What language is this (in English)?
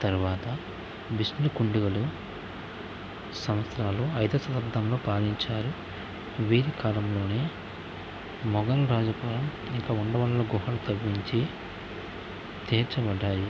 Telugu